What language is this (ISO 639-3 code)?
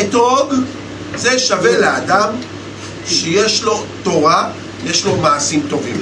heb